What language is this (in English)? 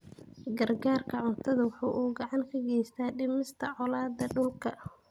Somali